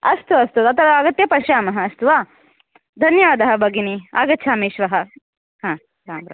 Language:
Sanskrit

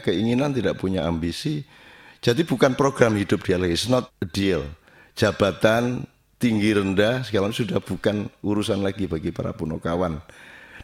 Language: Indonesian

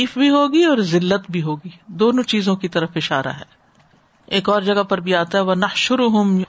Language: Urdu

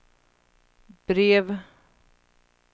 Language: Swedish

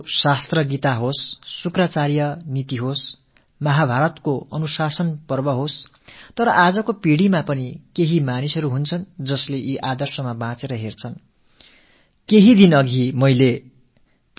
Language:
Tamil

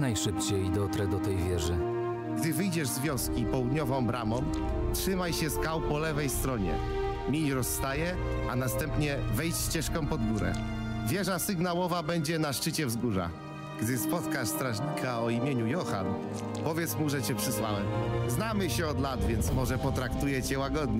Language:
Polish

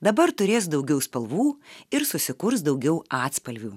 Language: Lithuanian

